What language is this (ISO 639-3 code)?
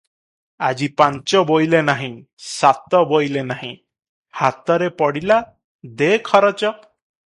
ori